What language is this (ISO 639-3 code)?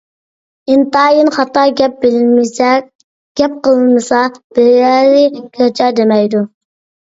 uig